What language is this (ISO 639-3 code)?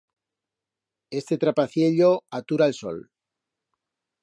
arg